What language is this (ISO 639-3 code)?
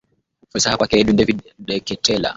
swa